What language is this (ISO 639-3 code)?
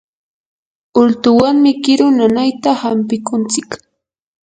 qur